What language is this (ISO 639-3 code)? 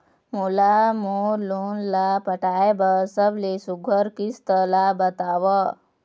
hne